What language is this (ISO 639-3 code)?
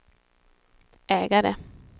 swe